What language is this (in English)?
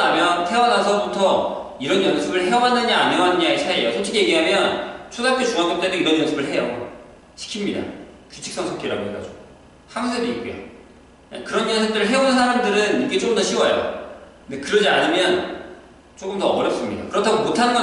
Korean